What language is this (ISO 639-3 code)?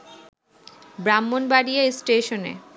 ben